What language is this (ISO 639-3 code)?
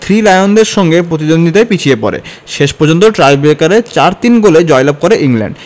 ben